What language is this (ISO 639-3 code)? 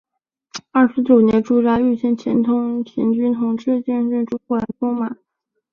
zho